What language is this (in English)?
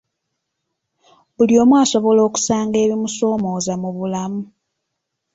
Ganda